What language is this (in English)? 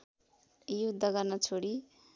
Nepali